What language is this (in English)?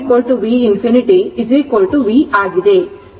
Kannada